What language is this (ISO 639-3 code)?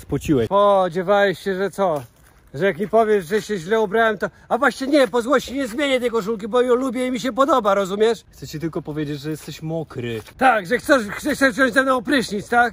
pol